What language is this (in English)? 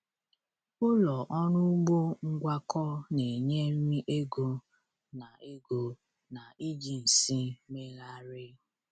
Igbo